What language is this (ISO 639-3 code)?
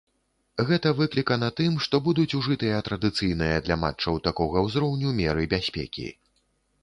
bel